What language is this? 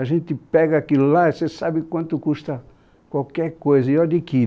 Portuguese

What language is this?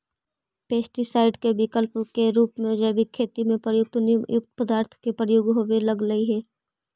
Magahi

